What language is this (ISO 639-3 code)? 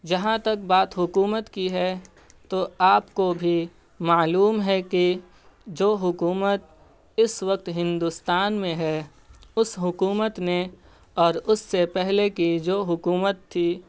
urd